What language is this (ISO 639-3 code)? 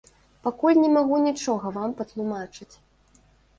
bel